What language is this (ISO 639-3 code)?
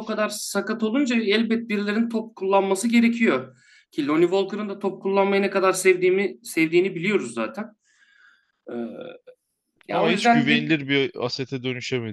tur